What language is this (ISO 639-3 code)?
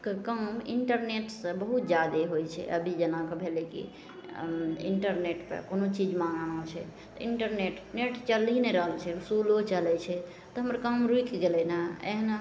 mai